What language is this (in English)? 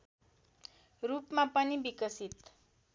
Nepali